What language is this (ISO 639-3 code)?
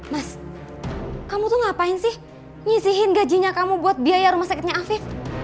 ind